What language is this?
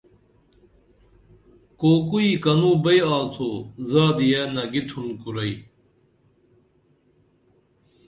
Dameli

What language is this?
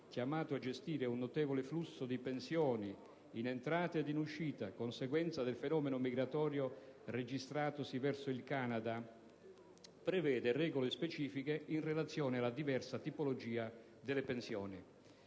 Italian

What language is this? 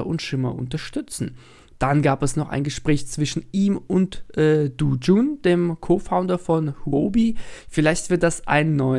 German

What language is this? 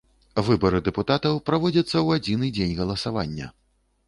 Belarusian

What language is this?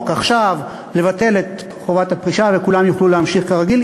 Hebrew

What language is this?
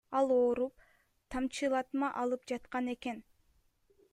Kyrgyz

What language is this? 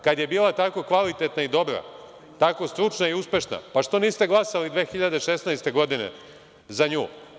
Serbian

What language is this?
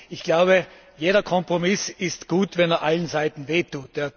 German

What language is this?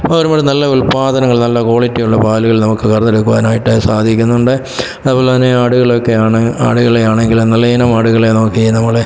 Malayalam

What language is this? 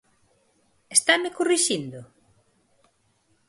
Galician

